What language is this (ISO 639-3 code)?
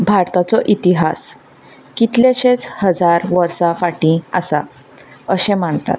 kok